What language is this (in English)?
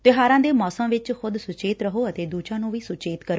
Punjabi